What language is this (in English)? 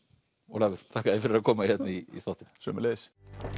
Icelandic